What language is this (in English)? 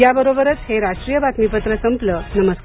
Marathi